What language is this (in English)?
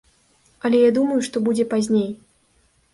Belarusian